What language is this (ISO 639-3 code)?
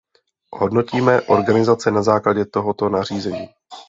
ces